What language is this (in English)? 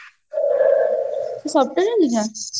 Odia